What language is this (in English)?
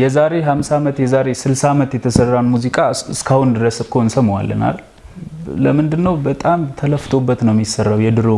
Amharic